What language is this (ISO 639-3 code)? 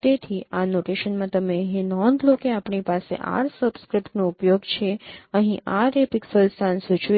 guj